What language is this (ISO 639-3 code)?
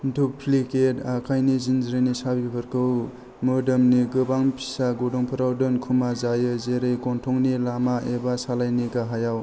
brx